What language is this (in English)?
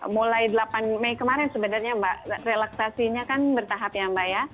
Indonesian